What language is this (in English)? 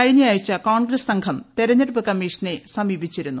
Malayalam